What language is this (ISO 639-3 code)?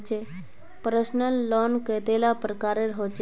mag